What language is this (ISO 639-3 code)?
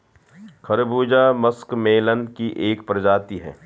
hin